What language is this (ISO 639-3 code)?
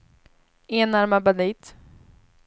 swe